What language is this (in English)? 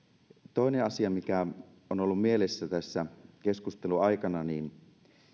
Finnish